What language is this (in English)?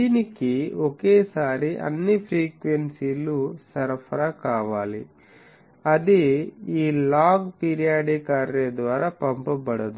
Telugu